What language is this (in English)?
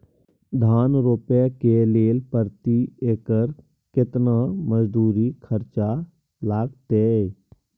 Maithili